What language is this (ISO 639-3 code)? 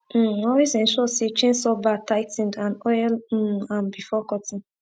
pcm